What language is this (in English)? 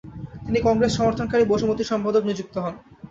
Bangla